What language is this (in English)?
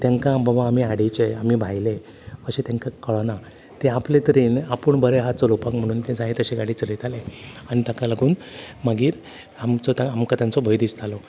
Konkani